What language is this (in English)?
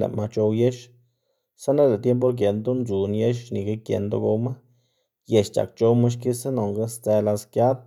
Xanaguía Zapotec